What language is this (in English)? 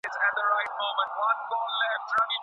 Pashto